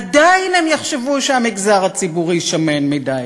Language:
Hebrew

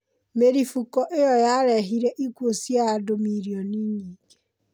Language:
Kikuyu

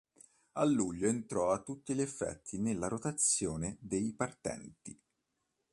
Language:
Italian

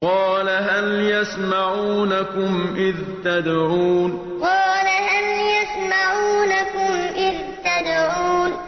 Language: Arabic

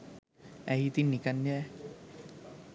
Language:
Sinhala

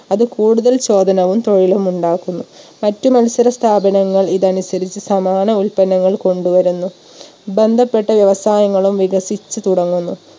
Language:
Malayalam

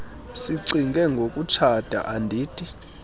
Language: Xhosa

